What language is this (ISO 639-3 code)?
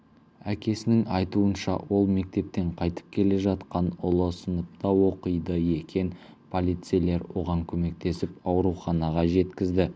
kaz